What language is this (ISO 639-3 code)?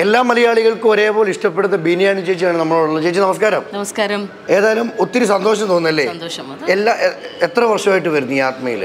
mal